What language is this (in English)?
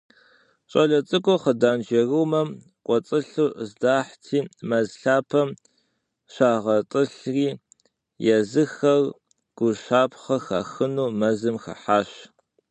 Kabardian